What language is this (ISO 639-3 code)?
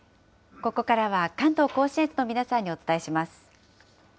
jpn